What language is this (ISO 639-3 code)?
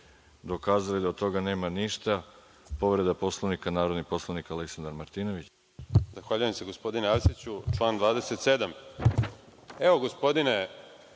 srp